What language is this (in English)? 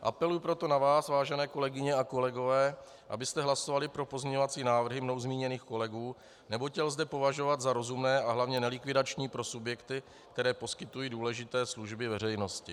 Czech